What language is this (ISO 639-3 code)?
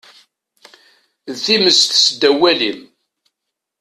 kab